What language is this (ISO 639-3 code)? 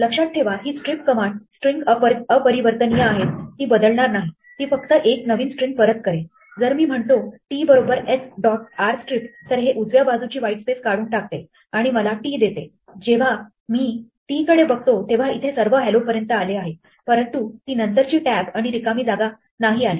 mar